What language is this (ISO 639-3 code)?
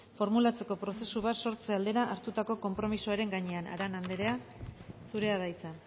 eus